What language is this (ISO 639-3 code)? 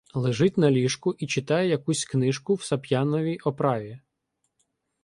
ukr